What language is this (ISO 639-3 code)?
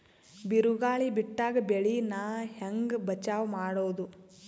kan